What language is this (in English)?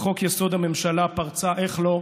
Hebrew